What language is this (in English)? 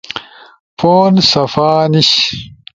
Ushojo